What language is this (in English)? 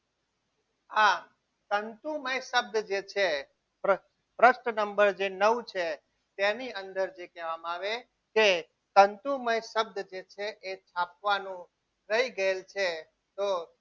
Gujarati